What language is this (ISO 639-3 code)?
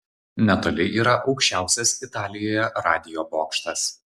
lit